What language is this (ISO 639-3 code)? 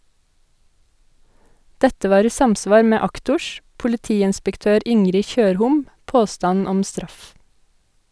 nor